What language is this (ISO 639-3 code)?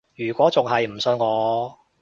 yue